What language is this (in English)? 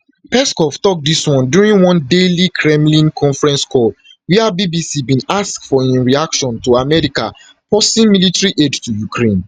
Nigerian Pidgin